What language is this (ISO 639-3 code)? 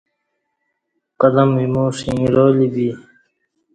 bsh